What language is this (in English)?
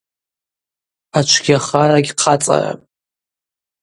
Abaza